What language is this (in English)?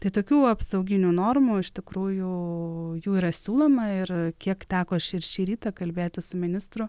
Lithuanian